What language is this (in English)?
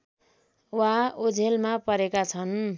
Nepali